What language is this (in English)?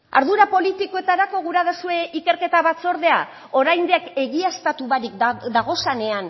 Basque